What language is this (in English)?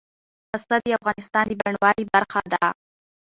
Pashto